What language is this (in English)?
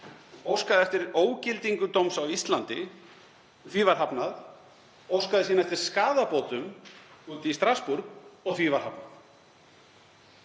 Icelandic